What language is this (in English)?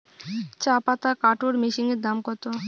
Bangla